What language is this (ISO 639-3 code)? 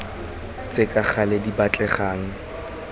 tsn